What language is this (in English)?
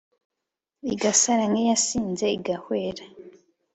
Kinyarwanda